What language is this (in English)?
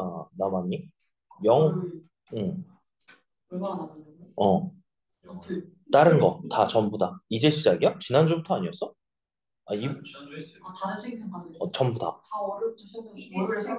Korean